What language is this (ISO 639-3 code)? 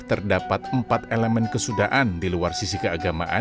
ind